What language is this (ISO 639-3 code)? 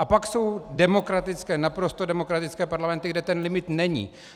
ces